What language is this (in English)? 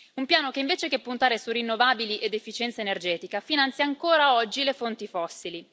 Italian